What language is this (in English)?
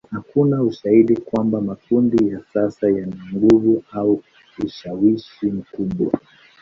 Swahili